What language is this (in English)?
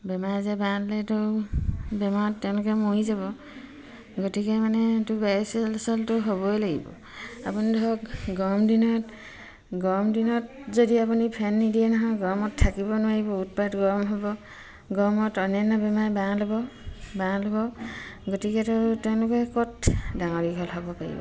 Assamese